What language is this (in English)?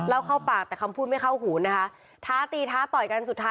Thai